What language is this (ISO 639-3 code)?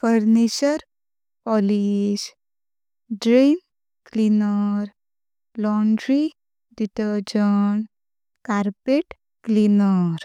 kok